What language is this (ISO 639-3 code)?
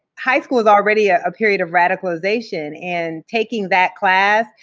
eng